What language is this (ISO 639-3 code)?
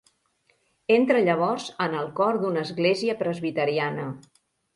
cat